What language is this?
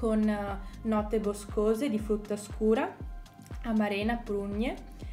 Italian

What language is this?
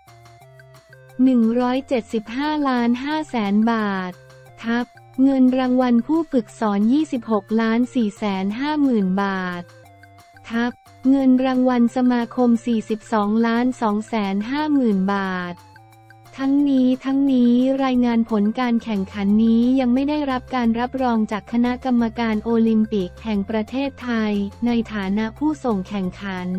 Thai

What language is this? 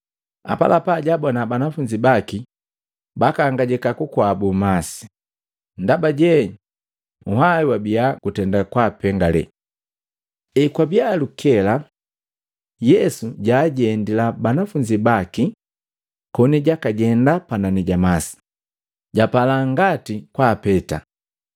Matengo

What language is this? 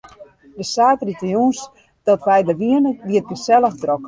Western Frisian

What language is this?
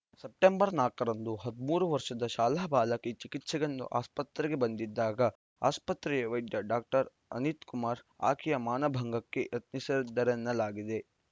Kannada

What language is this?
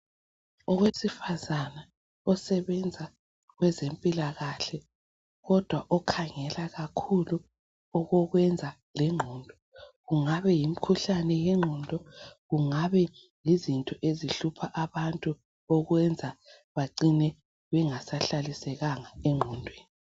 North Ndebele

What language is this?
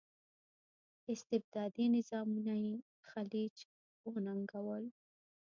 Pashto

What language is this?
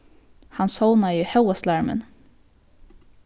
Faroese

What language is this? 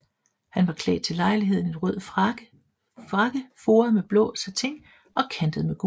Danish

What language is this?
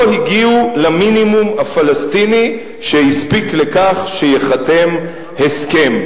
Hebrew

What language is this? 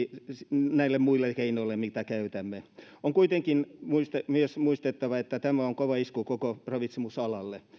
Finnish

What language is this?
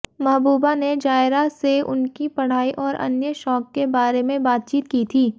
Hindi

